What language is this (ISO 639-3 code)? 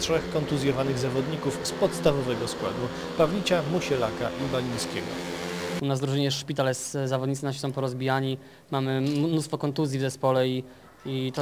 pol